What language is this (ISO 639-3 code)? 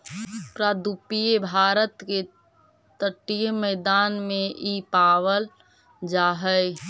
mag